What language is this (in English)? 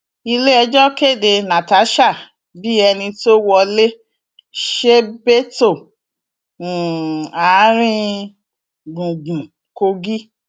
Yoruba